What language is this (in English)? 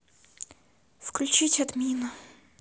Russian